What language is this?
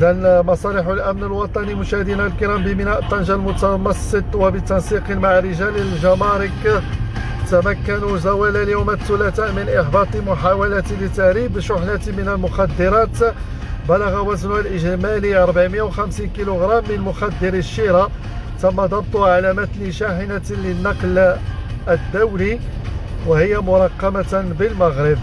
Arabic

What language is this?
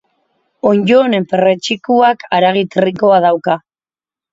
Basque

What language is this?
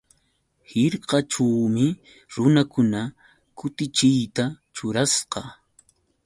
Yauyos Quechua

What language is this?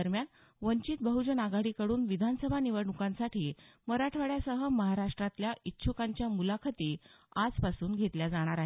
Marathi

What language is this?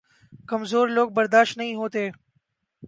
Urdu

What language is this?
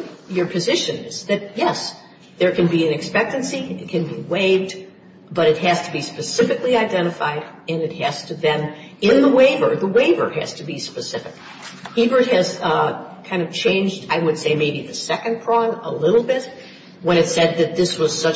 English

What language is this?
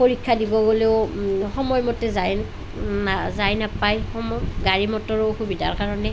Assamese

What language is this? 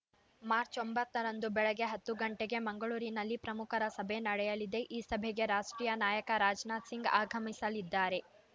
Kannada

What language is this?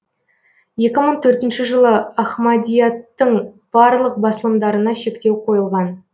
Kazakh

